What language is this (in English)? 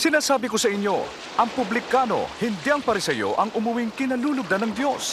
Filipino